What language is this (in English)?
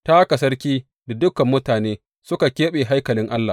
Hausa